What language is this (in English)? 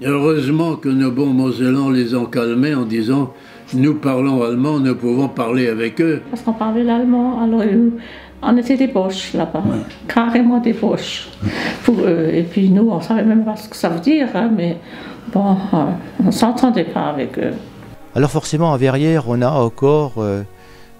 French